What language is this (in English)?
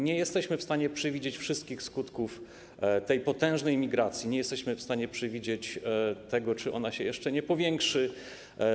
Polish